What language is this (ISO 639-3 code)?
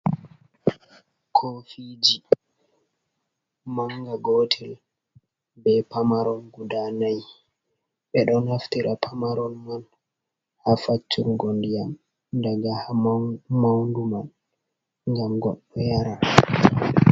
ful